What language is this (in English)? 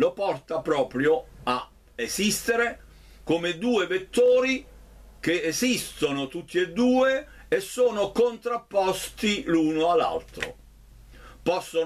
Italian